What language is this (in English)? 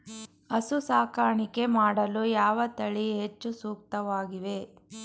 Kannada